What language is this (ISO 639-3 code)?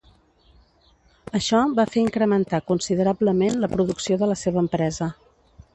cat